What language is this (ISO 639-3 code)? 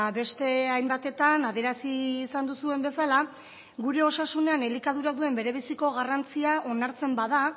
eus